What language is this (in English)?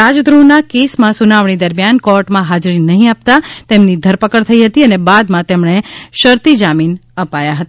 Gujarati